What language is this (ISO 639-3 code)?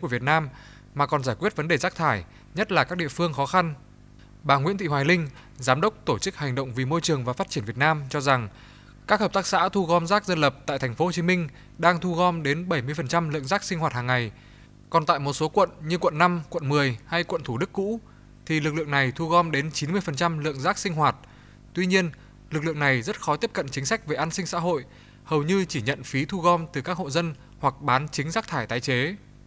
vie